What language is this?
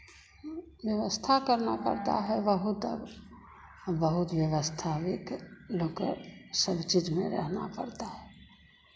Hindi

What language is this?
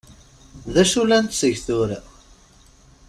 Kabyle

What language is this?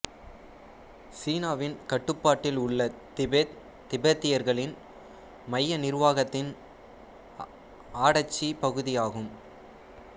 Tamil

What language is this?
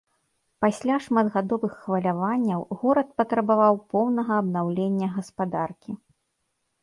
Belarusian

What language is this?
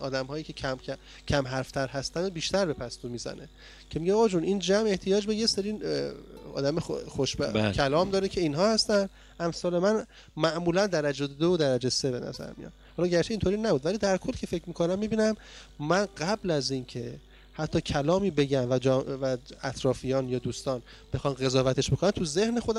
Persian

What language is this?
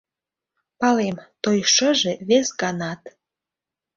Mari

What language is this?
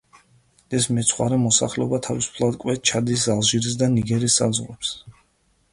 Georgian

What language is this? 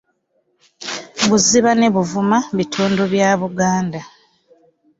Ganda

